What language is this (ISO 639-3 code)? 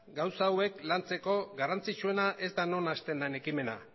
eus